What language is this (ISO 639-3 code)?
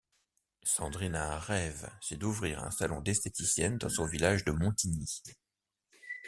fra